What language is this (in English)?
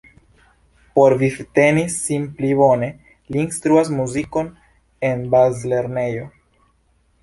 Esperanto